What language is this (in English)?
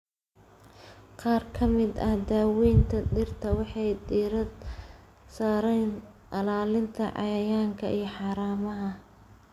Somali